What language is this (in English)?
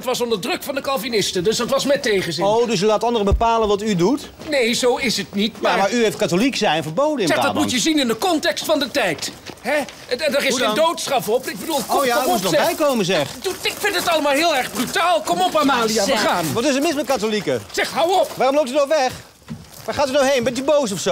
Dutch